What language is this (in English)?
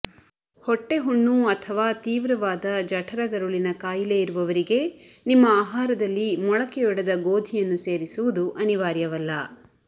Kannada